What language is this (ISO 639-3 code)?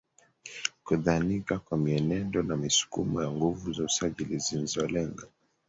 swa